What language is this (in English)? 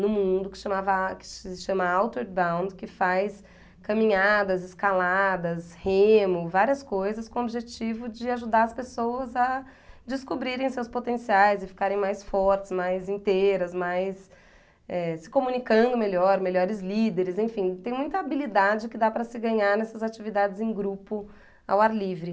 Portuguese